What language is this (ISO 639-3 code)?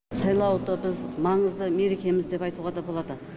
kaz